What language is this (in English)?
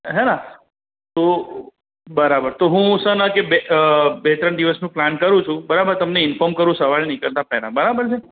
Gujarati